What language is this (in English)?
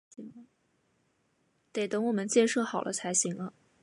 Chinese